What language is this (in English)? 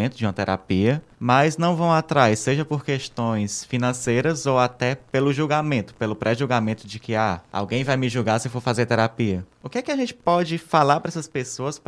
Portuguese